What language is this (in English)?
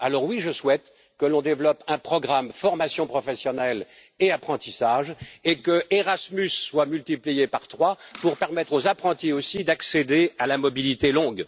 French